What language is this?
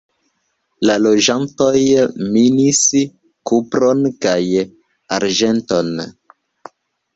Esperanto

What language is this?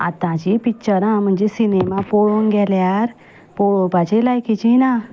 Konkani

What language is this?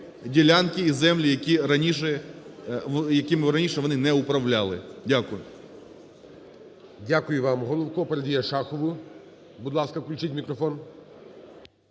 Ukrainian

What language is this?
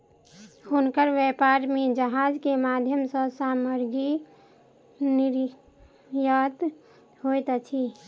Maithili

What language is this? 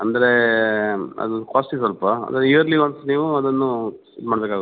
Kannada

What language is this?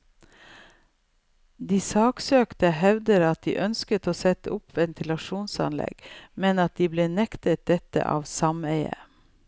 Norwegian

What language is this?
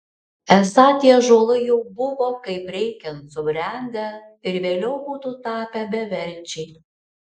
Lithuanian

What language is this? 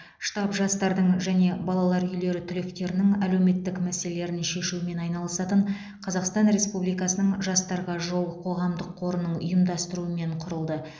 Kazakh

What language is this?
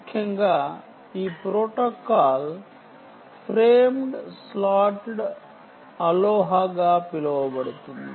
Telugu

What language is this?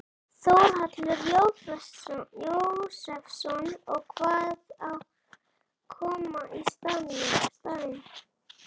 Icelandic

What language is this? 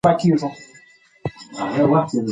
Pashto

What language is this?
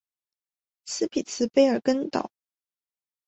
Chinese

